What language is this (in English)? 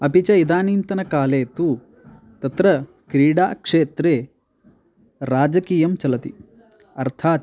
Sanskrit